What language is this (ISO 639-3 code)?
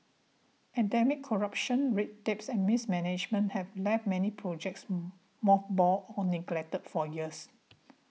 eng